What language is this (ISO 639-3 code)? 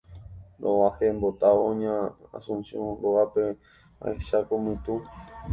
grn